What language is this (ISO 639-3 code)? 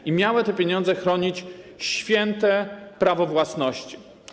pol